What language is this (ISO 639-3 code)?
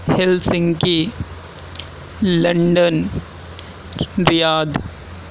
urd